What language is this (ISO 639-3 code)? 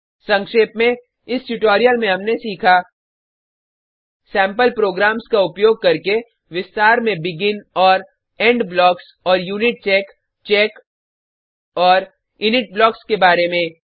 hin